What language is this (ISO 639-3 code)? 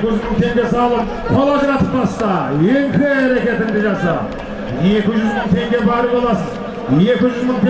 tur